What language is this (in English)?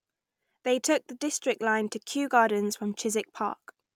English